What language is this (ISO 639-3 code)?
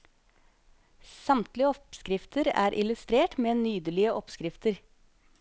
nor